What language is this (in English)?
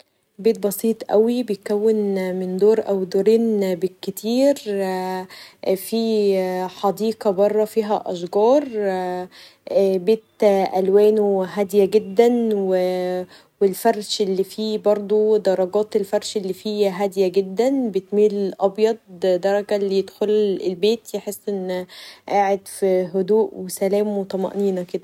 Egyptian Arabic